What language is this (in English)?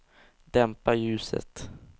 Swedish